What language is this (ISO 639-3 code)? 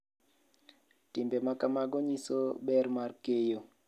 luo